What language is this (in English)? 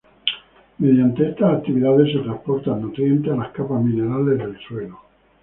Spanish